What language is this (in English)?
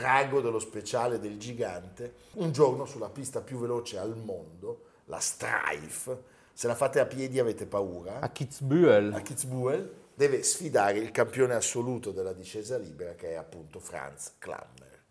Italian